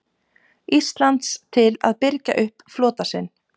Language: Icelandic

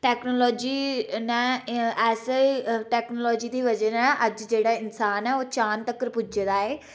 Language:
Dogri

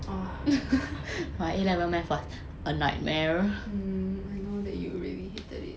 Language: English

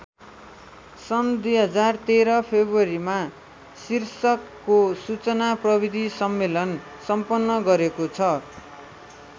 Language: Nepali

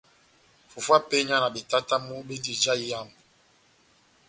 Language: Batanga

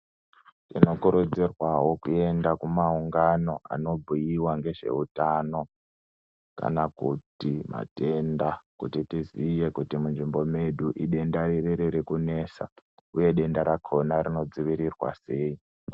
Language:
Ndau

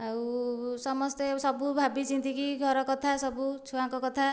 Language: Odia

